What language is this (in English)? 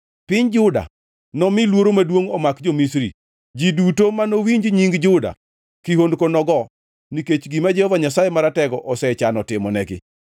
Luo (Kenya and Tanzania)